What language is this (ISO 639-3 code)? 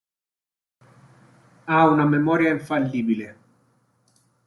ita